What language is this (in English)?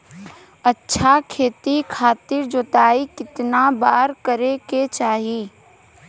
Bhojpuri